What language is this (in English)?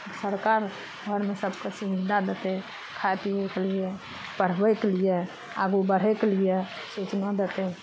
Maithili